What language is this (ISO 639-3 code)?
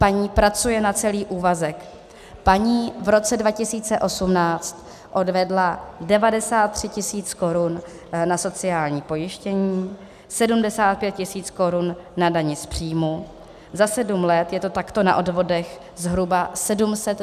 ces